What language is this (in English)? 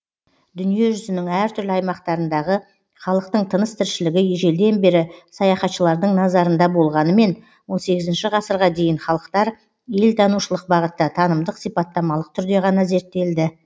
Kazakh